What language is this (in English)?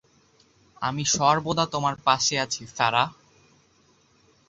Bangla